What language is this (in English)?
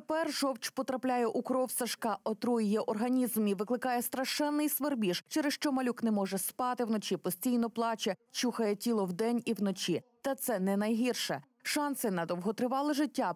Ukrainian